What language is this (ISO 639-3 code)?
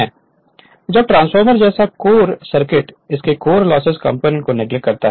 hin